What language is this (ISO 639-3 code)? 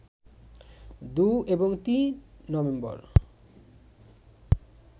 ben